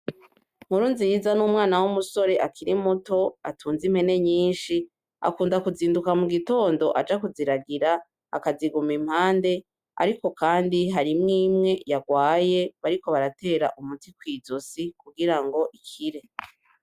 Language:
Rundi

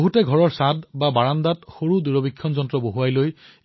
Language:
Assamese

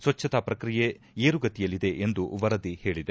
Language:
Kannada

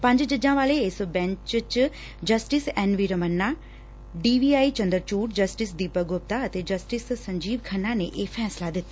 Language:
Punjabi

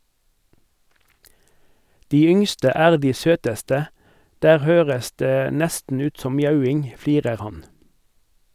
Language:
Norwegian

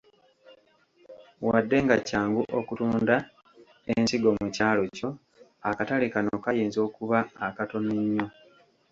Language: Ganda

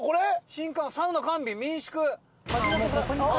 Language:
Japanese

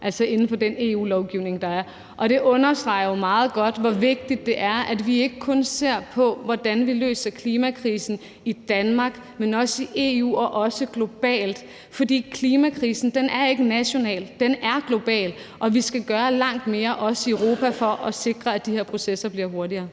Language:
Danish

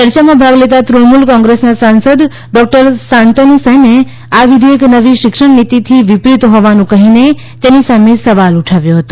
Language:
Gujarati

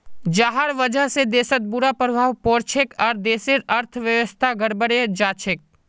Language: Magahi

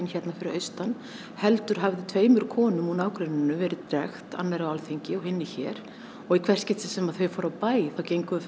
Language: Icelandic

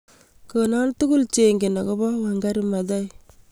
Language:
Kalenjin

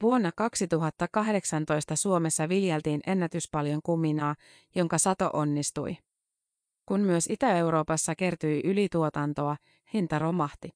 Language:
Finnish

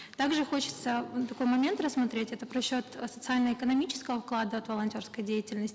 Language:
Kazakh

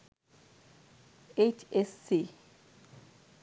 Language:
Bangla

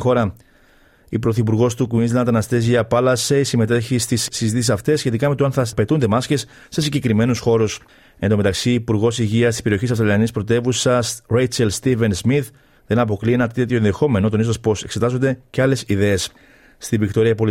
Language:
Greek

